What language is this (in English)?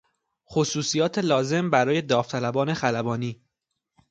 Persian